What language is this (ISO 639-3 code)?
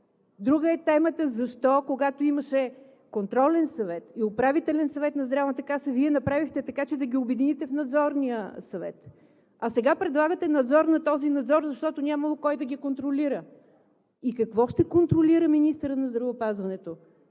bul